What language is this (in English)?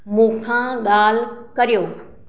Sindhi